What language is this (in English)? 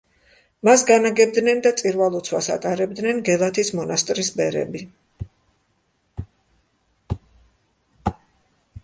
Georgian